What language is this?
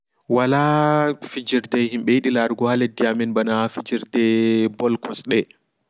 Fula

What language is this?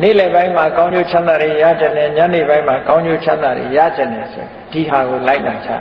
Thai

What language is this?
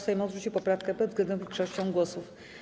Polish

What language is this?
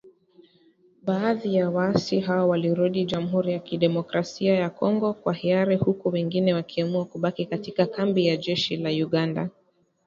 Swahili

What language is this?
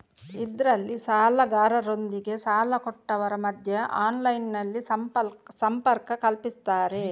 Kannada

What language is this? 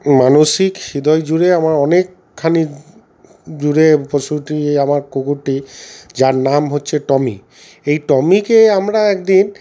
Bangla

